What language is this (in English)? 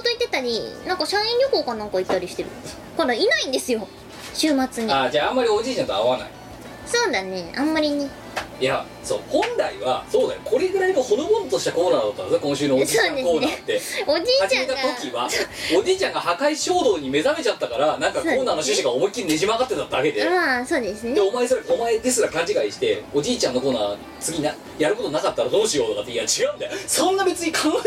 Japanese